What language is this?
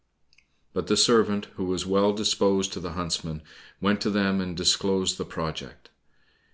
English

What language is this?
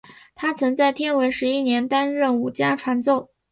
Chinese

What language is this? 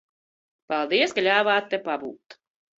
Latvian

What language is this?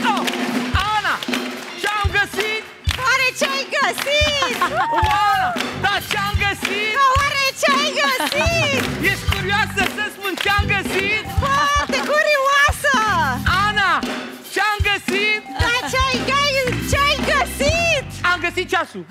Romanian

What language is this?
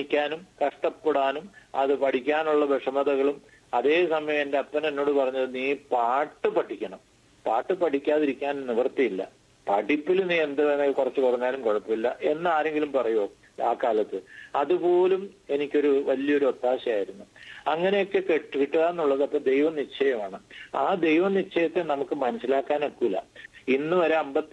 Malayalam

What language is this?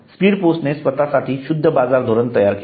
Marathi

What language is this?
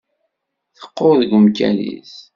Kabyle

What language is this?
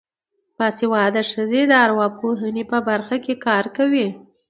Pashto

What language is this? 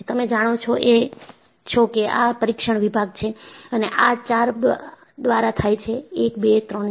Gujarati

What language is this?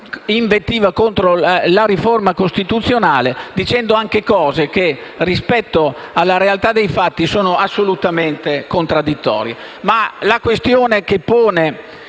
Italian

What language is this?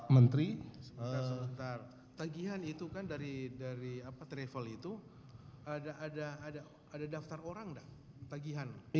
Indonesian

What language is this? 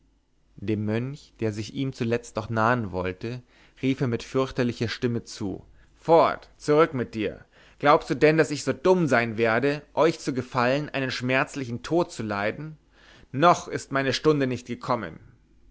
German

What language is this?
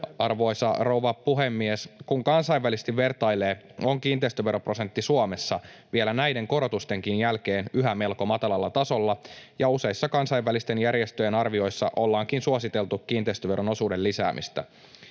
Finnish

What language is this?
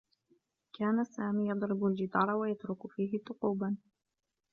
Arabic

